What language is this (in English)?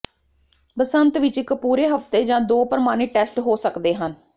Punjabi